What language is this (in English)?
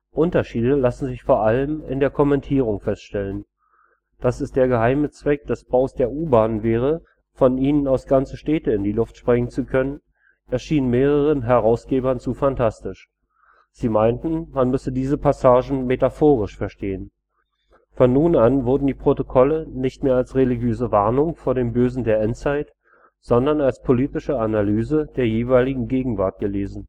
German